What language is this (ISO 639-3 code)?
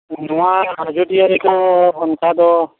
sat